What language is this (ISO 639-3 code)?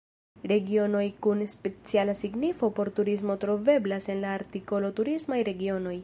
epo